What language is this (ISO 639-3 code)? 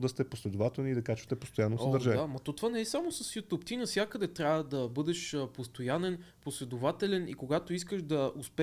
bul